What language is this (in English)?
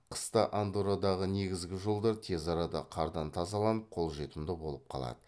Kazakh